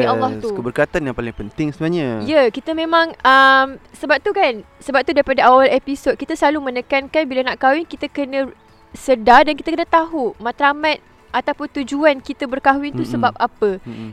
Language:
Malay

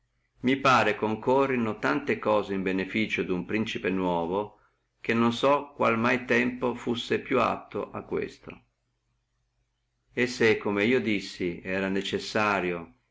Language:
Italian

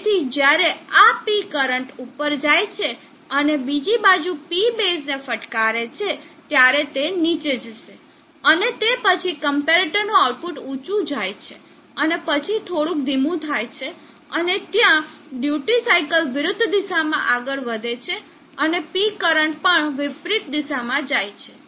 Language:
Gujarati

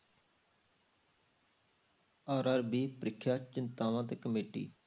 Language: Punjabi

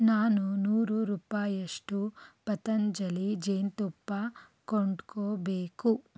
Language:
Kannada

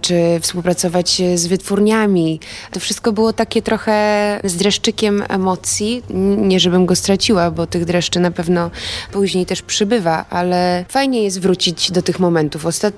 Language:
Polish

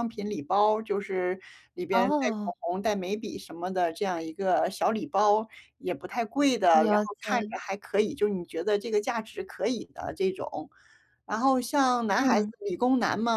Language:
Chinese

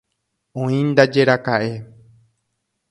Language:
Guarani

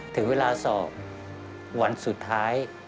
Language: Thai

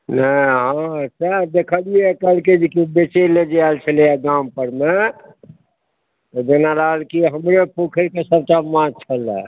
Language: Maithili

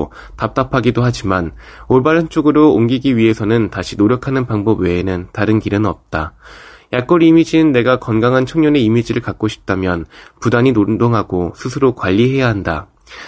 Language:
Korean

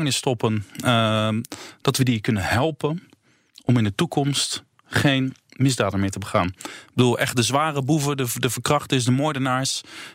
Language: Dutch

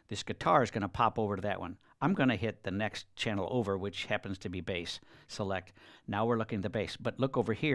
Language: English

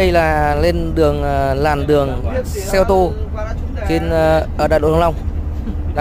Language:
Vietnamese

